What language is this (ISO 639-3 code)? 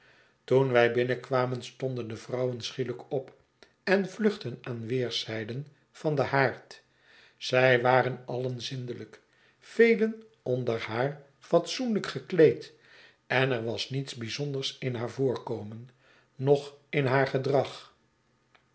nld